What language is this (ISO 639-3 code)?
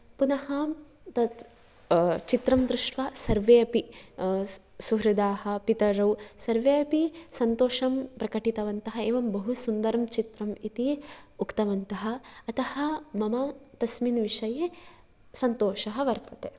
san